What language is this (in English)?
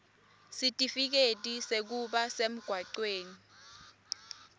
Swati